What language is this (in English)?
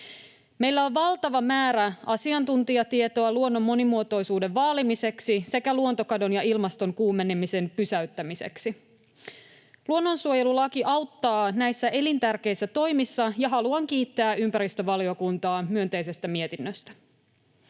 Finnish